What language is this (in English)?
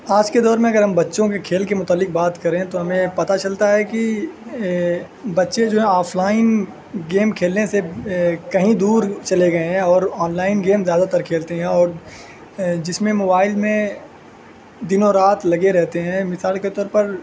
Urdu